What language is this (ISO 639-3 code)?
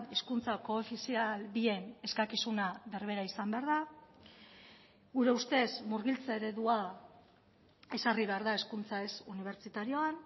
eus